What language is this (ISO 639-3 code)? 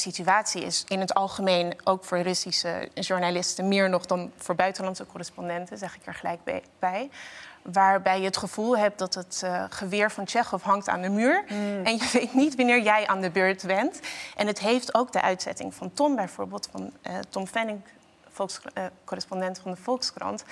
nld